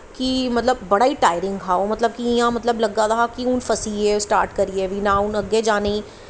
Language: Dogri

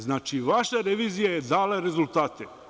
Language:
Serbian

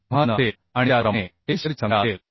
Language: Marathi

